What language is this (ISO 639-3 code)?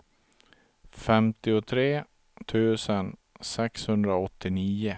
swe